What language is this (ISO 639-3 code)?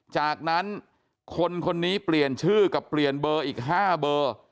tha